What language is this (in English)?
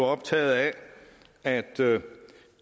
Danish